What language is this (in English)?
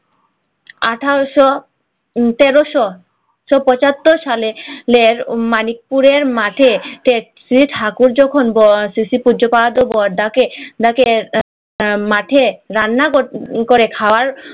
Bangla